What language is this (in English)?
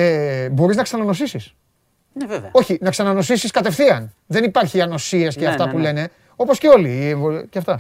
Greek